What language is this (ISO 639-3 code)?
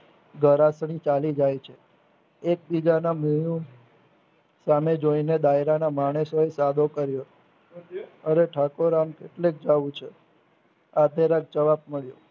guj